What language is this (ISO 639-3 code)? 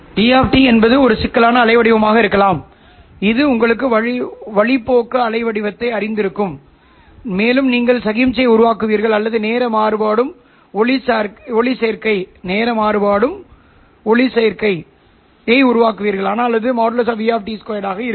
tam